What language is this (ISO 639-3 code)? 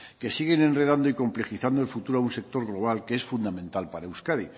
spa